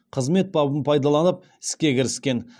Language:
Kazakh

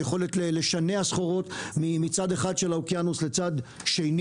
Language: Hebrew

